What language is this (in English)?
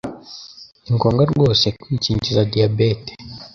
Kinyarwanda